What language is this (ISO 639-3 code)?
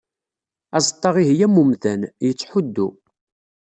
kab